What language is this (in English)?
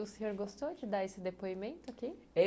Portuguese